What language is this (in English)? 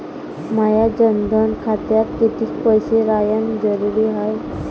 Marathi